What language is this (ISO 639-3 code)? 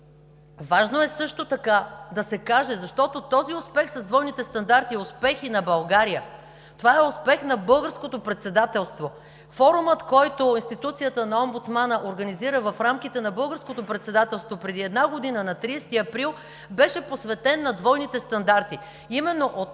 bul